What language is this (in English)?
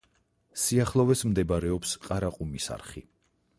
Georgian